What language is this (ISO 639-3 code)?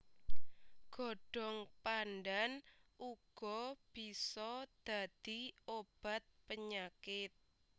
jav